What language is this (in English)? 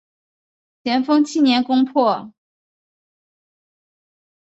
Chinese